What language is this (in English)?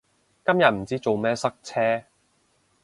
Cantonese